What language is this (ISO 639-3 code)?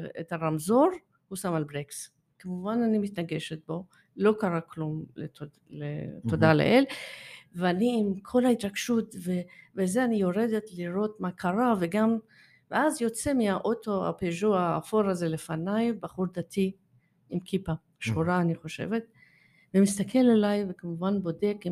heb